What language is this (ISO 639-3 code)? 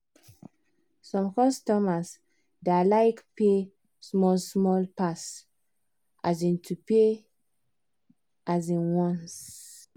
pcm